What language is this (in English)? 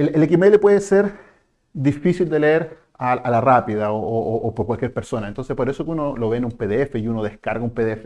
Spanish